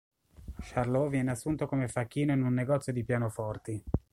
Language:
Italian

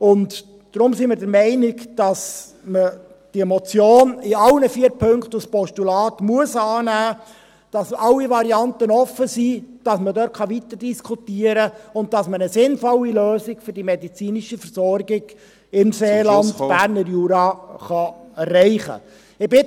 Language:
Swiss German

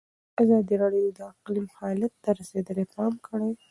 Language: Pashto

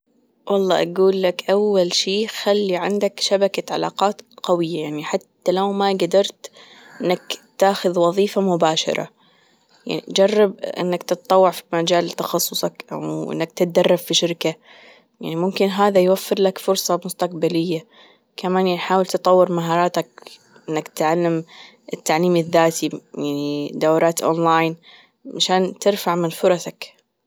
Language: Gulf Arabic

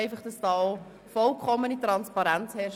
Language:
Swiss German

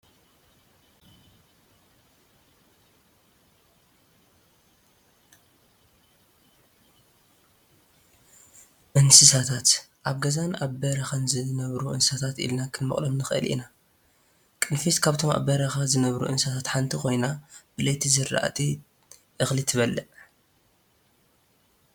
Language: Tigrinya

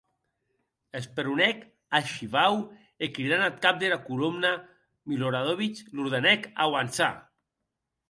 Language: Occitan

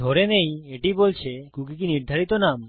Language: Bangla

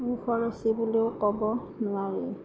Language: Assamese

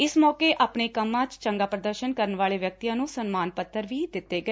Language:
Punjabi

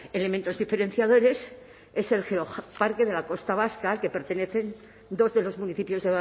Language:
Spanish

